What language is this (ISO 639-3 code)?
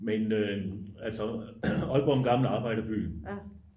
dan